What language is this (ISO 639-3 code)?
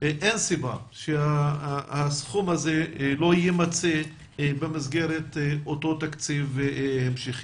heb